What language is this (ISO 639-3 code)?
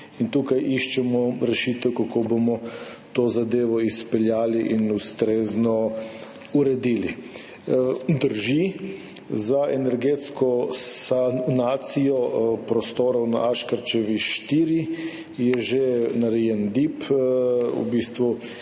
slv